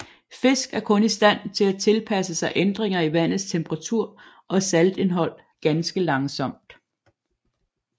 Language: Danish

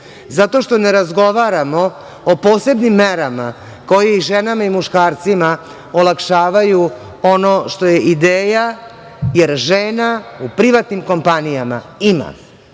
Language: Serbian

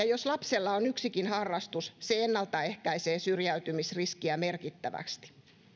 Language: Finnish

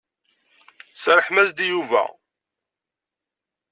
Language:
Kabyle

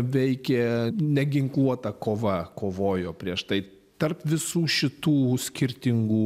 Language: Lithuanian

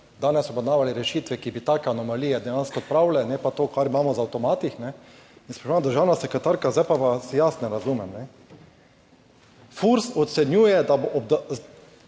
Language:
Slovenian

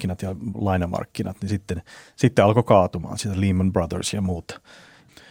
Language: Finnish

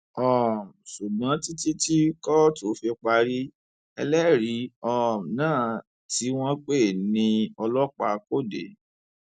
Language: Yoruba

